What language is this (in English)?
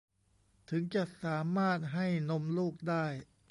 Thai